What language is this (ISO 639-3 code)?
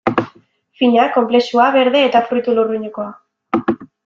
eus